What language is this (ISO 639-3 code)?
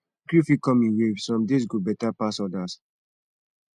pcm